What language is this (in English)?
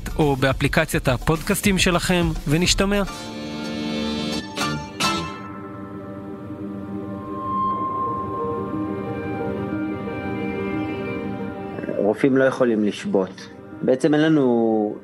Hebrew